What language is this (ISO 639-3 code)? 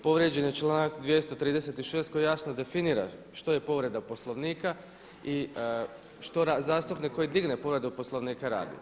hrv